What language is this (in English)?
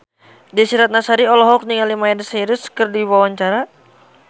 Sundanese